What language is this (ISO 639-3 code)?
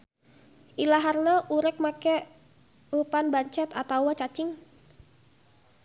sun